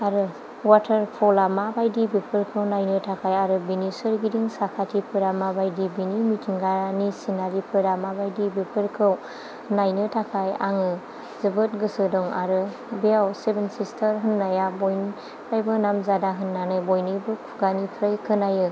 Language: Bodo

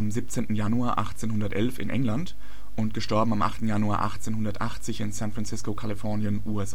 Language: German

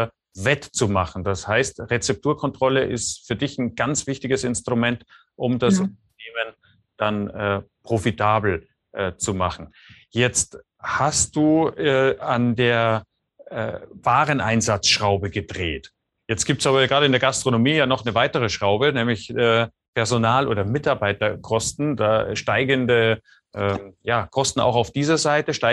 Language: German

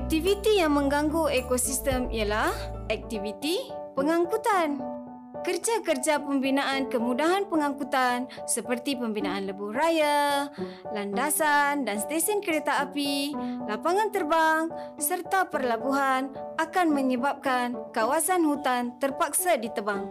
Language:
Malay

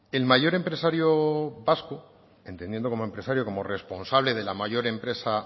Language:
Spanish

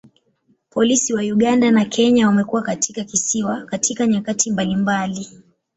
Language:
Swahili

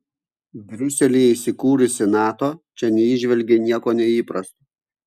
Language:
Lithuanian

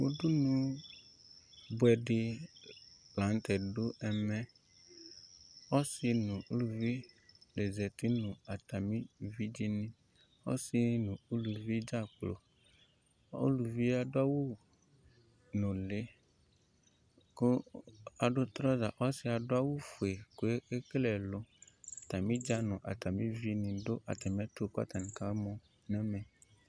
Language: Ikposo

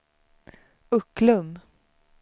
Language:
Swedish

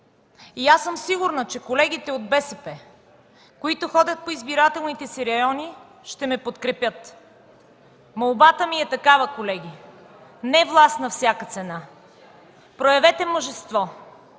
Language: Bulgarian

